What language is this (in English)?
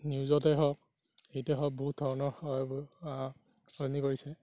Assamese